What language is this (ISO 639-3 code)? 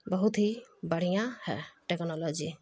urd